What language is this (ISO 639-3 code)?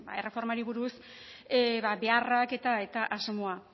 eus